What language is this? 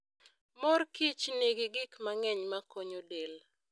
Luo (Kenya and Tanzania)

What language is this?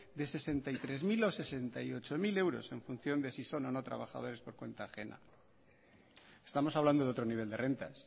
Spanish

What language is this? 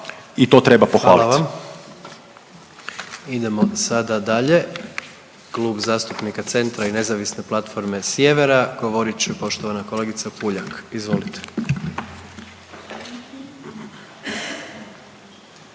Croatian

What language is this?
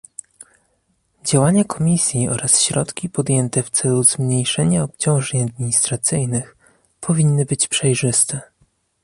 Polish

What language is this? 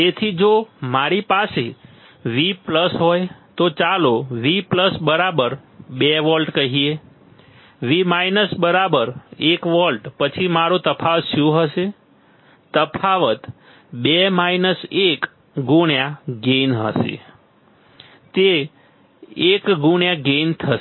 Gujarati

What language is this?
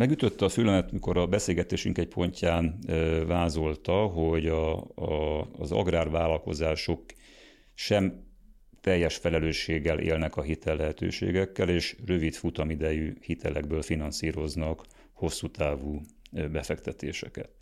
Hungarian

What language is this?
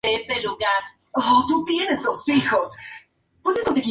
Spanish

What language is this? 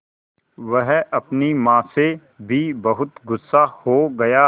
Hindi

